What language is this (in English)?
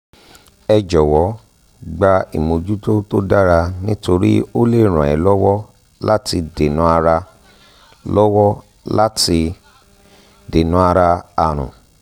Yoruba